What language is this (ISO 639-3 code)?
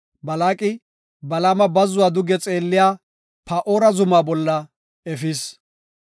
gof